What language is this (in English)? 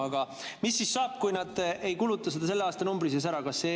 Estonian